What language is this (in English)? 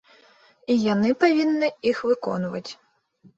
Belarusian